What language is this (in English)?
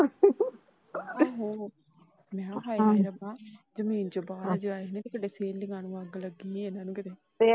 Punjabi